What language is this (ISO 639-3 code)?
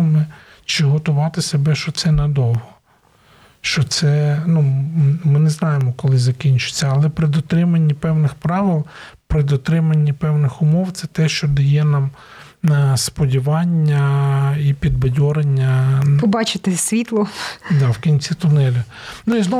ukr